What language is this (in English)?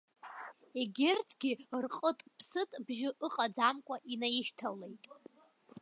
Abkhazian